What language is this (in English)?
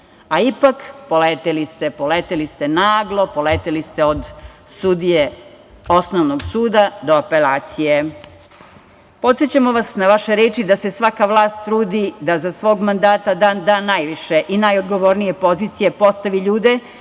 Serbian